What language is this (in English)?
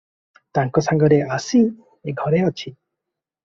Odia